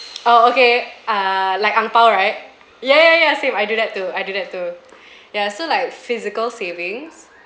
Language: English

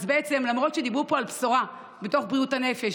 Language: Hebrew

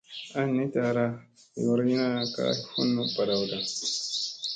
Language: Musey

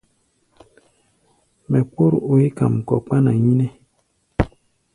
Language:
Gbaya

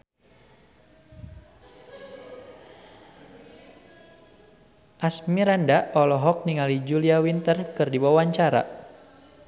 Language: Sundanese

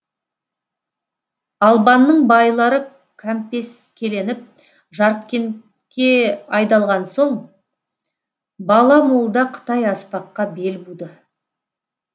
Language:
Kazakh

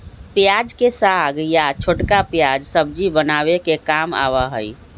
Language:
Magahi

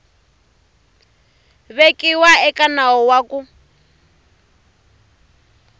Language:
Tsonga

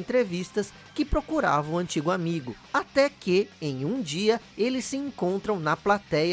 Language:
Portuguese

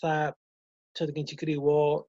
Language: Welsh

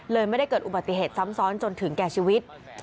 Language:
Thai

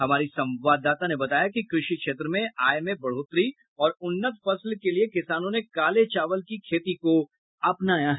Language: Hindi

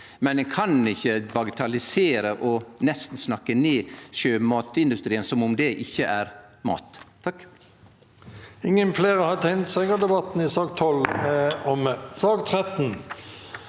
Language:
Norwegian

